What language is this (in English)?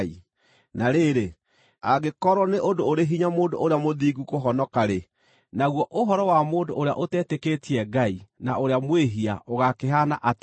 Kikuyu